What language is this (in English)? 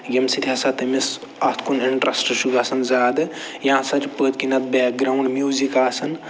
Kashmiri